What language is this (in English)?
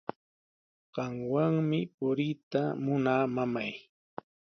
Sihuas Ancash Quechua